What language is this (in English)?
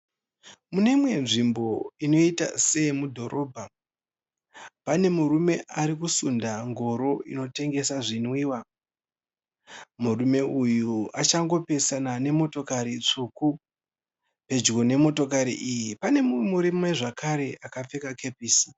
Shona